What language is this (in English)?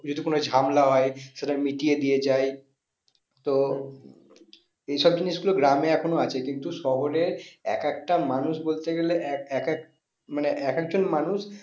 Bangla